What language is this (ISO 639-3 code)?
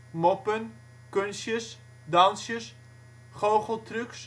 nld